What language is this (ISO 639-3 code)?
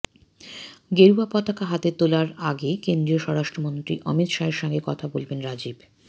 ben